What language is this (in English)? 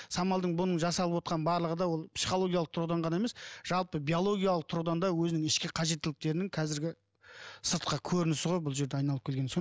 Kazakh